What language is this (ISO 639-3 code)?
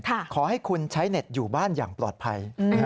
tha